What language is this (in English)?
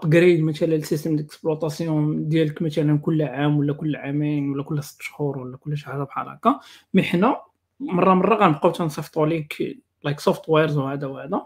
Arabic